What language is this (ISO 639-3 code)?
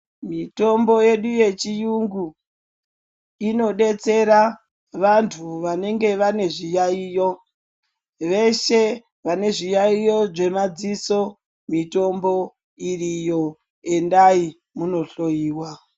ndc